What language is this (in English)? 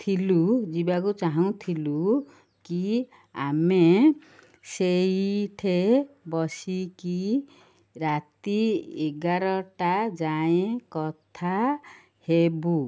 Odia